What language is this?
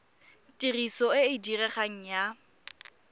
Tswana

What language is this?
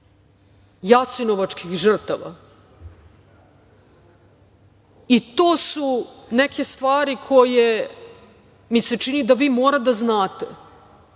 Serbian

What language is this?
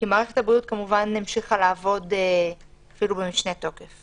Hebrew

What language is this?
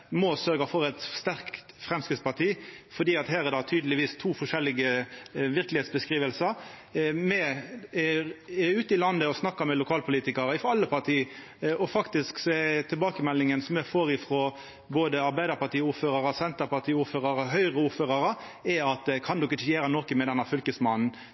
Norwegian Nynorsk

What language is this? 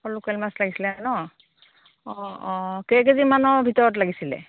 Assamese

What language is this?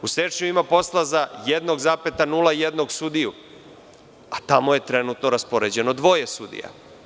Serbian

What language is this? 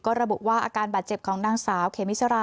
Thai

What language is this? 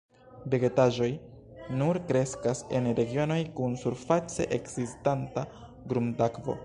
Esperanto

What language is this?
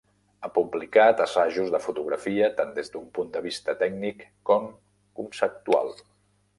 Catalan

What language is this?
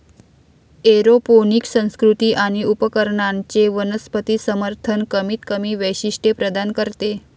Marathi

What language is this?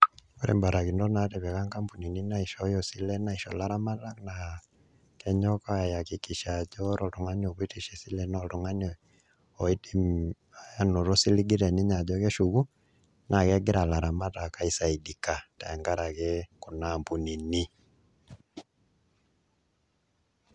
Masai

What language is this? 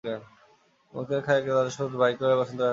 Bangla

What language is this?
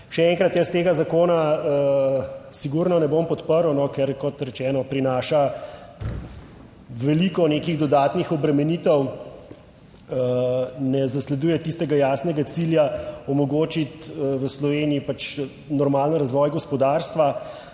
Slovenian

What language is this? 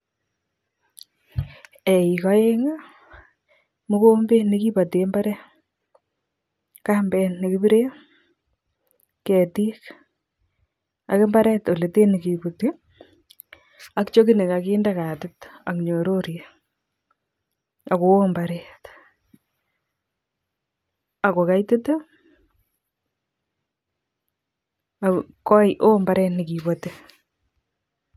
Kalenjin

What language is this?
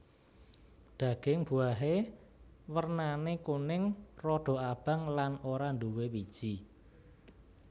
Javanese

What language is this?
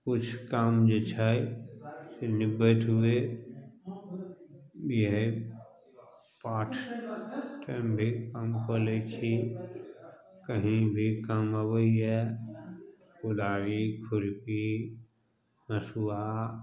Maithili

